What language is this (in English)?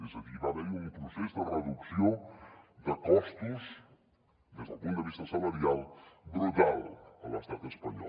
Catalan